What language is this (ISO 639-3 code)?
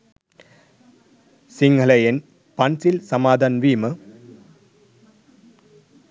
sin